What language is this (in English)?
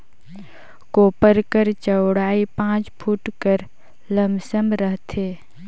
Chhattisgarhi